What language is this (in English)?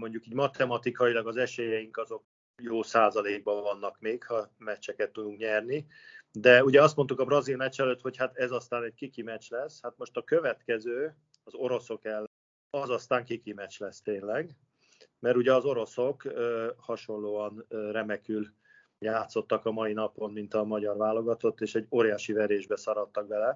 Hungarian